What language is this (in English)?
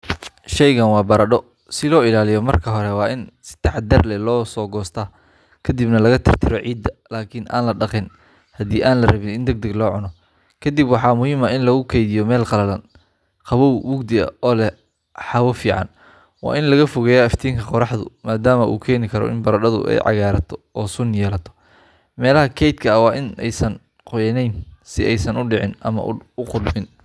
Somali